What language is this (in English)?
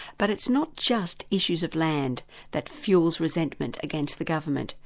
English